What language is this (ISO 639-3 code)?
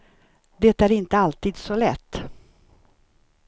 swe